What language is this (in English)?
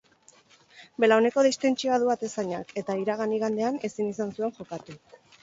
Basque